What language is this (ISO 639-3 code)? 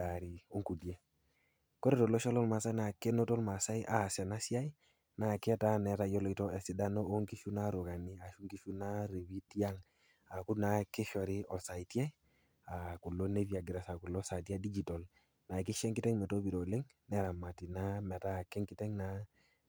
mas